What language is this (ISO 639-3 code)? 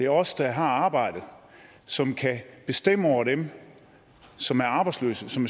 dan